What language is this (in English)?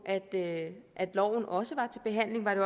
Danish